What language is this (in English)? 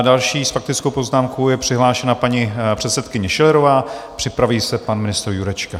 Czech